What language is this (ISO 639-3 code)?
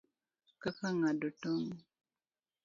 luo